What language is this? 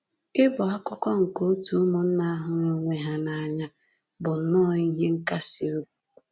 Igbo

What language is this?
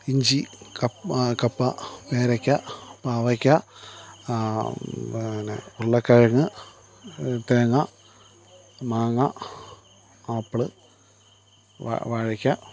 Malayalam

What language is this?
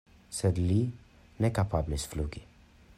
Esperanto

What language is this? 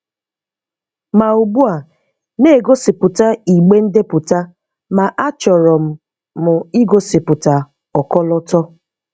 Igbo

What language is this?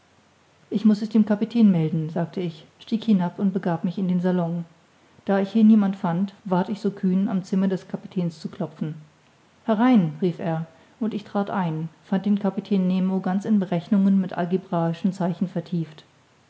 German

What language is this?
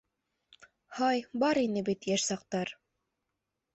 Bashkir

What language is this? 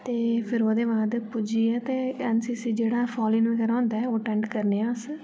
Dogri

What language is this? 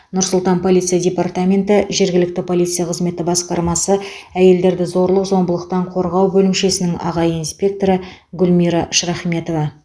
Kazakh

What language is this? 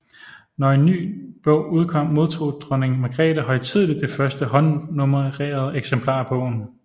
Danish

